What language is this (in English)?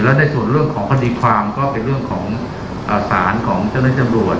Thai